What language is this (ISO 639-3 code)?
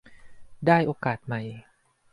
tha